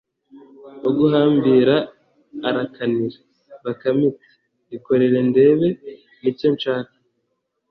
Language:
Kinyarwanda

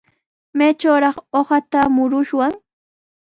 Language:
Sihuas Ancash Quechua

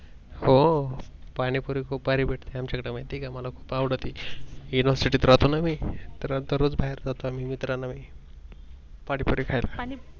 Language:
Marathi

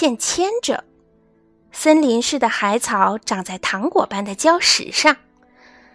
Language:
Chinese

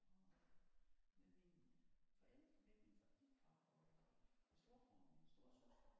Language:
Danish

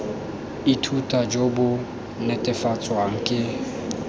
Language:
Tswana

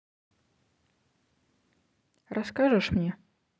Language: Russian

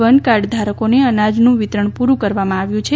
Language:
Gujarati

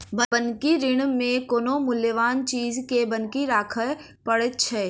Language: Maithili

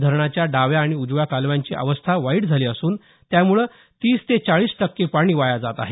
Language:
Marathi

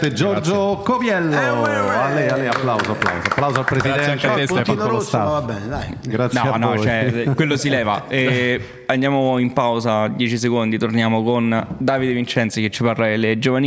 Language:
Italian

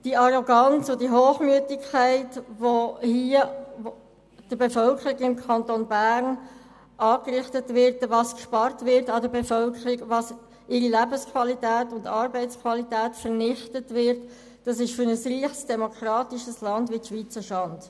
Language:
Swiss German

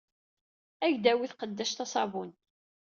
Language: Kabyle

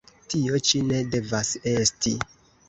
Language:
Esperanto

